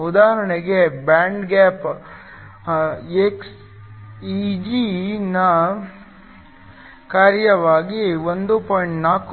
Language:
Kannada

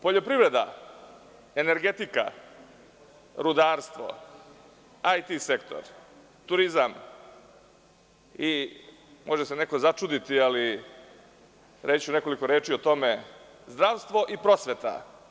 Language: Serbian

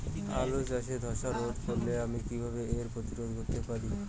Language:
Bangla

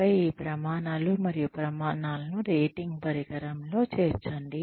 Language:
Telugu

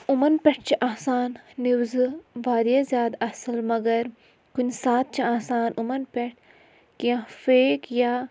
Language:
Kashmiri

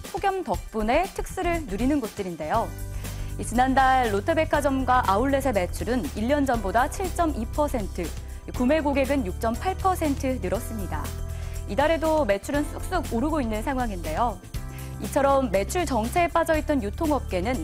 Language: Korean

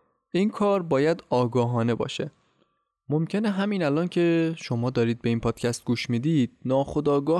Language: Persian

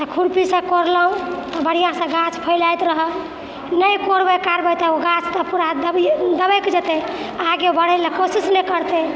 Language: Maithili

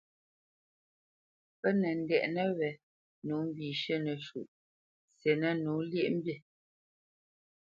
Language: Bamenyam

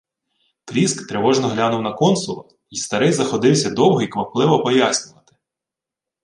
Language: Ukrainian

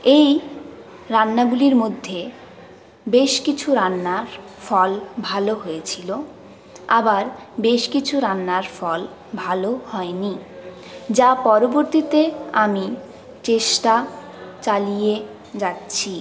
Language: Bangla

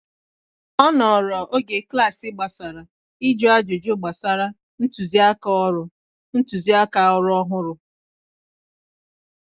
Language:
Igbo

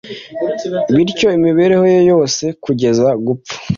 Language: Kinyarwanda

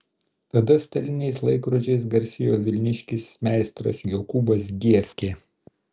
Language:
Lithuanian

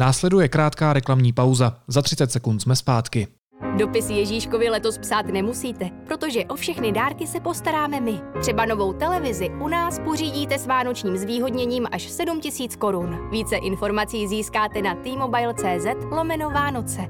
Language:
Czech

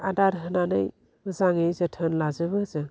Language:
Bodo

